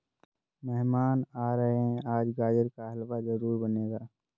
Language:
Hindi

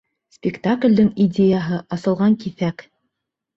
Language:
Bashkir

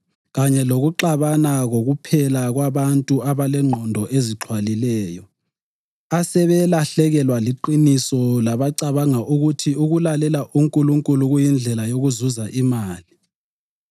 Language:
North Ndebele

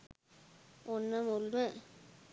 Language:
Sinhala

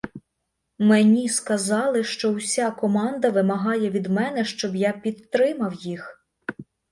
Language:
Ukrainian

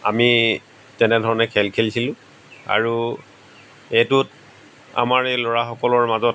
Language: Assamese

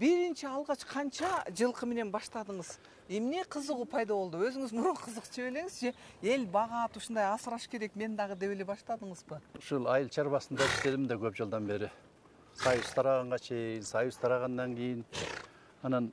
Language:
Turkish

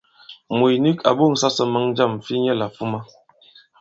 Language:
Bankon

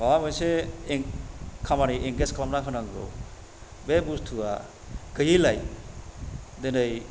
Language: Bodo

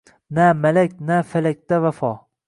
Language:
Uzbek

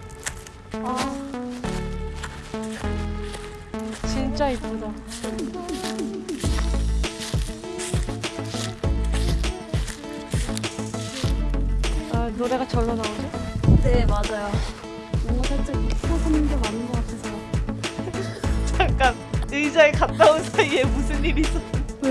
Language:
Korean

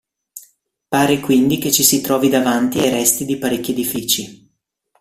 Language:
Italian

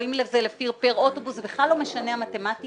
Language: Hebrew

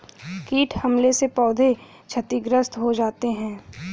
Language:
Hindi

